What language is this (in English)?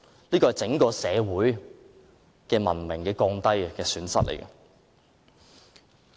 Cantonese